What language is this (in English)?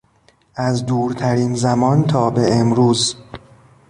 Persian